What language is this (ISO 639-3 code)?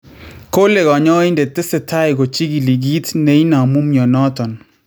kln